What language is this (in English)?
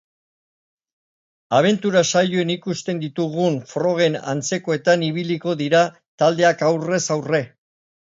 Basque